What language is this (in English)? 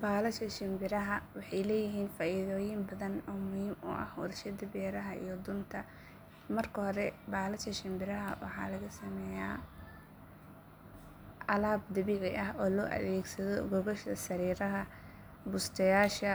Somali